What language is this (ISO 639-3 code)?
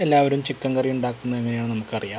mal